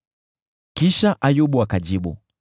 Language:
Swahili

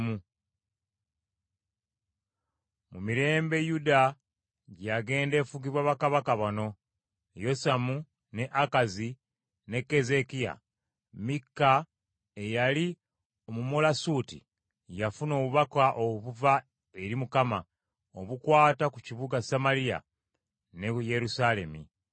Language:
Ganda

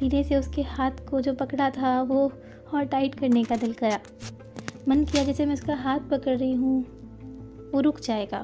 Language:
Hindi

